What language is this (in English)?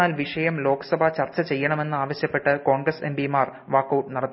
Malayalam